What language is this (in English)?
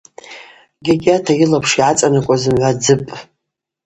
Abaza